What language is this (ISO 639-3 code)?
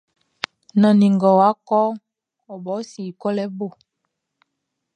bci